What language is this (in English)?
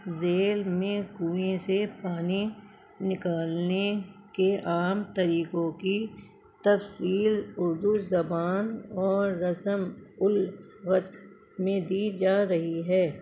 Urdu